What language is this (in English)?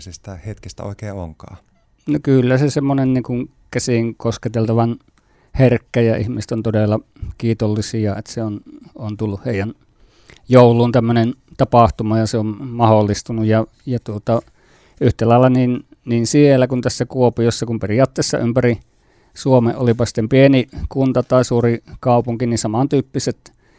Finnish